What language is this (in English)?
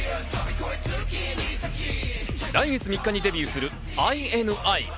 Japanese